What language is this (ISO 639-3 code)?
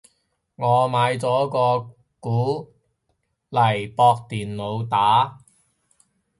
yue